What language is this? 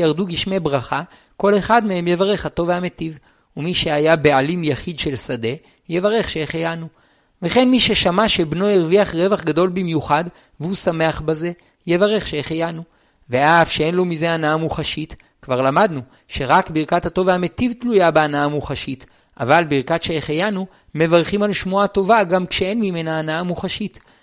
Hebrew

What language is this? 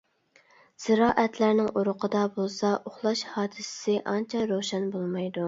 Uyghur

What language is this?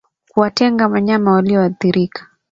Swahili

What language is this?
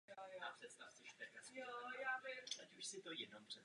Czech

